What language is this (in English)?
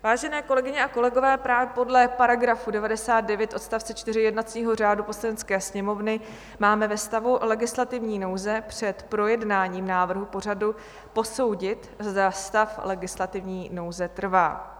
Czech